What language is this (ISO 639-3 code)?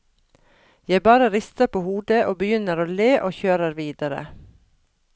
nor